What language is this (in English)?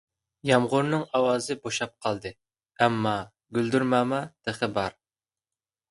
Uyghur